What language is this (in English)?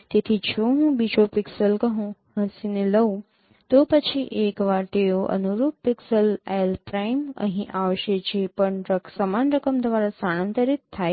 Gujarati